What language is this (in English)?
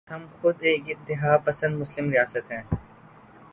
Urdu